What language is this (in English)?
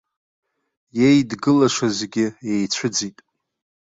Abkhazian